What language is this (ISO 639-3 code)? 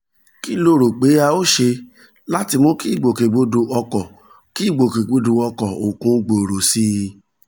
yor